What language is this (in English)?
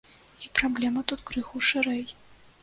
Belarusian